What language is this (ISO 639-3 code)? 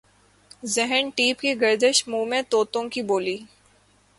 urd